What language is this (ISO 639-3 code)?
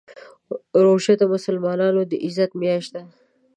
pus